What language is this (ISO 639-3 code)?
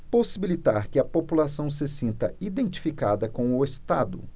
por